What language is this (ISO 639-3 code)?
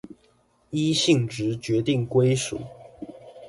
zho